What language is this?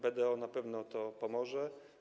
Polish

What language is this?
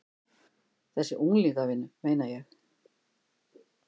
Icelandic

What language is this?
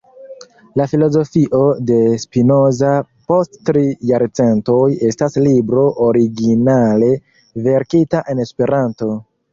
Esperanto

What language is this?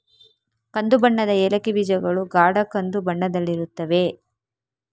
Kannada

